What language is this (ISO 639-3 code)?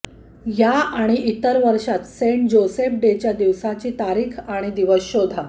mar